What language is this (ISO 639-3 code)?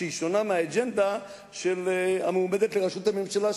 heb